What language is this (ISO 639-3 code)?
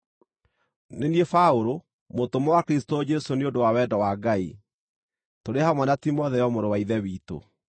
kik